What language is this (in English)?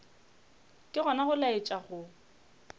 Northern Sotho